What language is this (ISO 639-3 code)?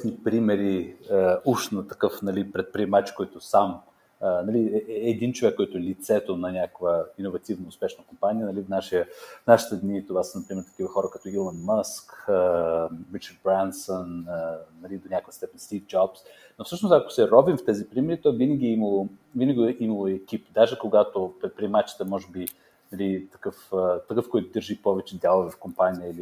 bul